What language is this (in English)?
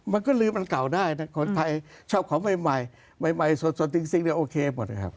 Thai